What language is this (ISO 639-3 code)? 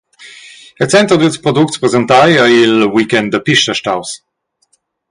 roh